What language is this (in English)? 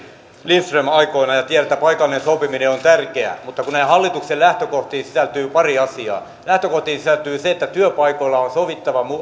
Finnish